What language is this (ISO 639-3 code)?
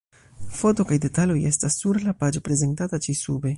epo